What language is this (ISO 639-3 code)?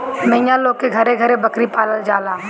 bho